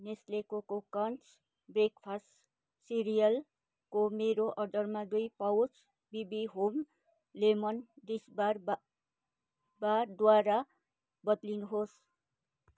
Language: Nepali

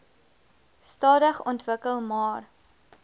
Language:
Afrikaans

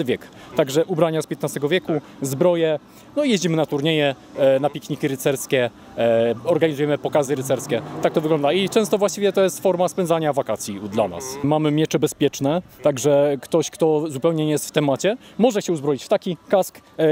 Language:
Polish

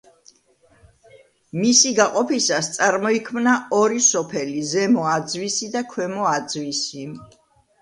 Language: Georgian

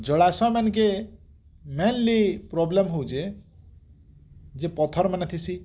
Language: Odia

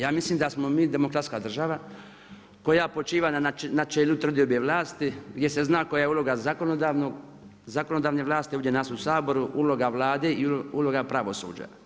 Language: Croatian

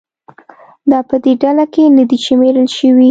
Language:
Pashto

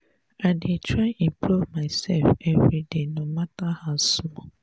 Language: Nigerian Pidgin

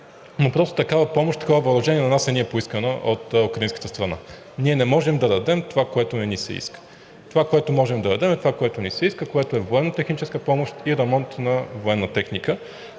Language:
Bulgarian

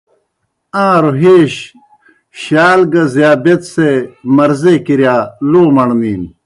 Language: Kohistani Shina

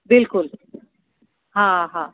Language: Sindhi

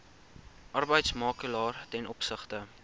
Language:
Afrikaans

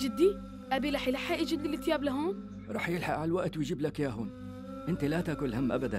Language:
Arabic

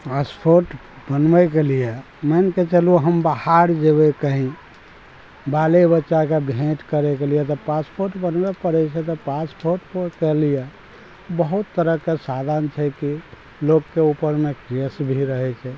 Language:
Maithili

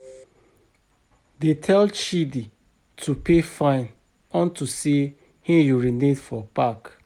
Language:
Nigerian Pidgin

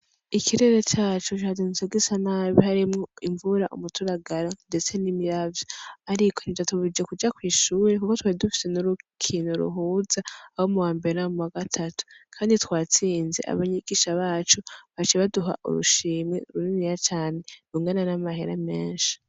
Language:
Rundi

